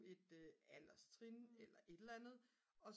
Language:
Danish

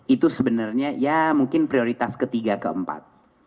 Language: Indonesian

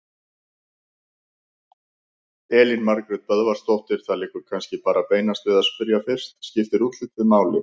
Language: Icelandic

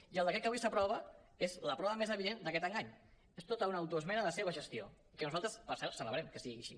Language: Catalan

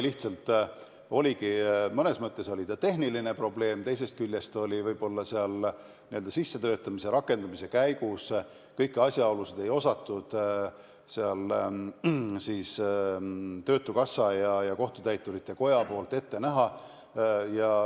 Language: Estonian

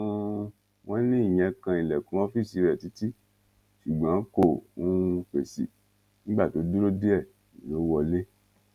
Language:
Yoruba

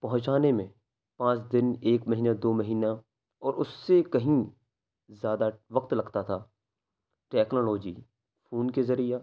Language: Urdu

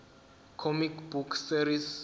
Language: Zulu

